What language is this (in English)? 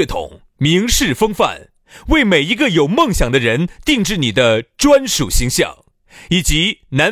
Chinese